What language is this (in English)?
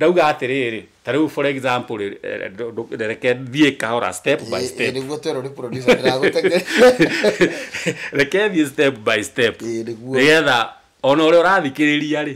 French